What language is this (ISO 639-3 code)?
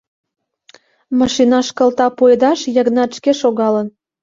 chm